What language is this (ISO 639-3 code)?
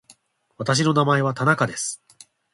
jpn